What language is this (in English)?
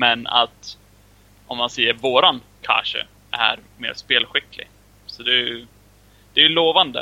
Swedish